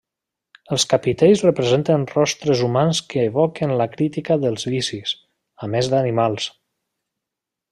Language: Catalan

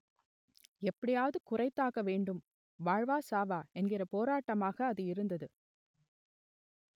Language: Tamil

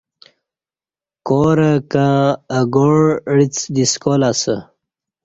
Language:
Kati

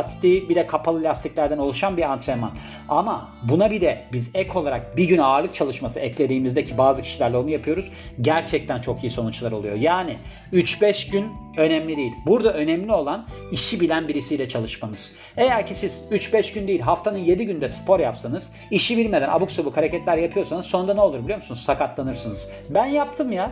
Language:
Turkish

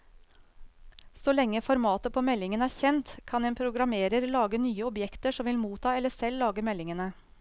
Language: Norwegian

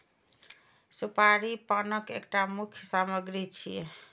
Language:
Maithili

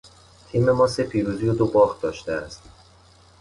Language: Persian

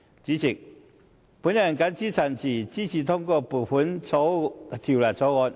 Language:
Cantonese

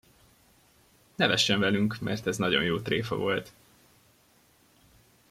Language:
Hungarian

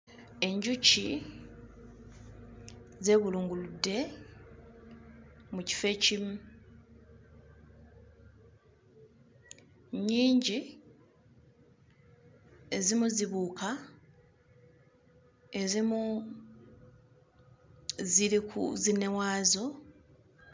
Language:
Ganda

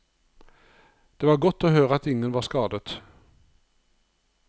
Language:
Norwegian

